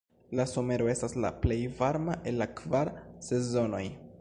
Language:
Esperanto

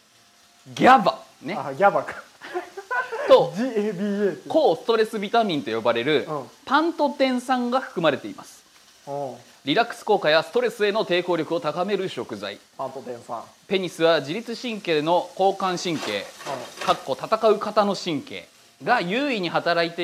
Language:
Japanese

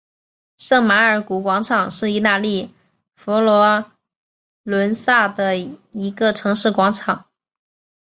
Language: Chinese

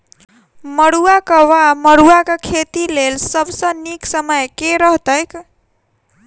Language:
Maithili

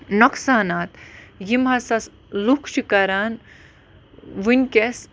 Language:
Kashmiri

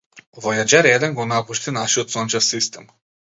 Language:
Macedonian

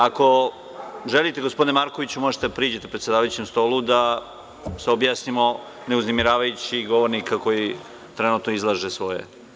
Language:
Serbian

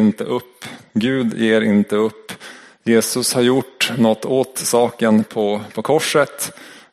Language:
Swedish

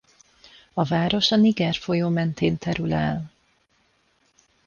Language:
Hungarian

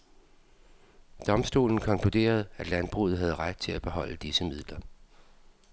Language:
Danish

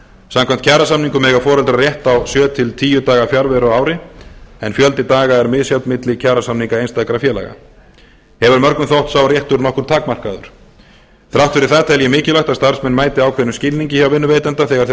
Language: Icelandic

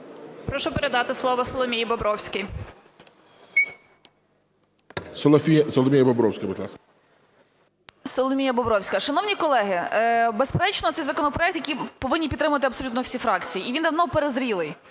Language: Ukrainian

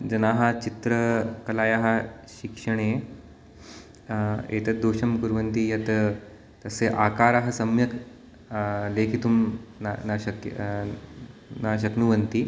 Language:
Sanskrit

